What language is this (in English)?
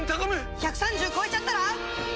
Japanese